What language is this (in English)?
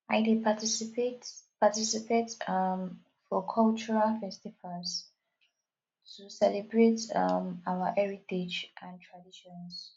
Nigerian Pidgin